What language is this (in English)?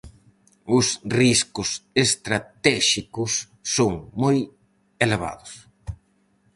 Galician